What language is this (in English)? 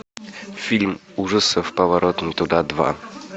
Russian